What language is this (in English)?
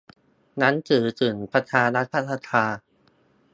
Thai